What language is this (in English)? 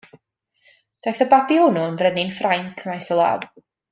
Welsh